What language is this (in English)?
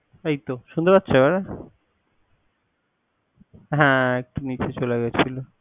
Bangla